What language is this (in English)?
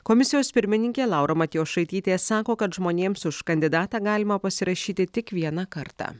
Lithuanian